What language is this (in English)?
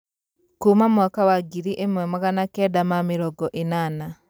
Kikuyu